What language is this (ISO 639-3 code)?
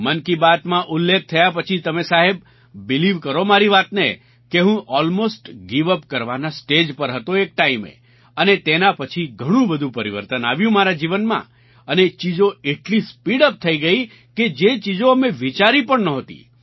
guj